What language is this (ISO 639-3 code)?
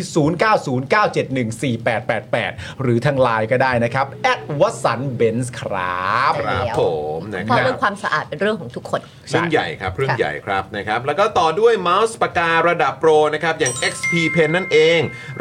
tha